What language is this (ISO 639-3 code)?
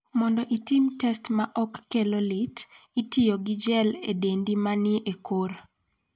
luo